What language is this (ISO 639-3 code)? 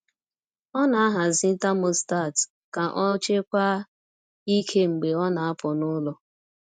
ibo